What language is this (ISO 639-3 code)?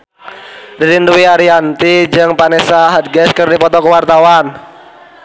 sun